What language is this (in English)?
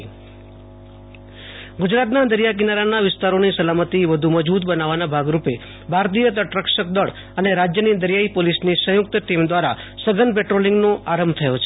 Gujarati